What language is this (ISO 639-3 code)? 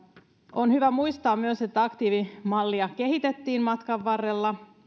fin